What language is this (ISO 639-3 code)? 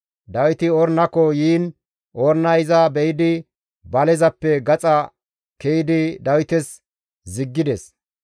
gmv